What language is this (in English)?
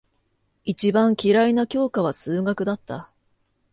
Japanese